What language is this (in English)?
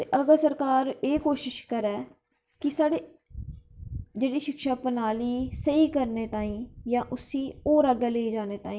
Dogri